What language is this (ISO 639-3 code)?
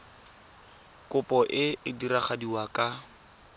tsn